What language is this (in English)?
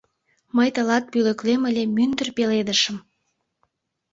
Mari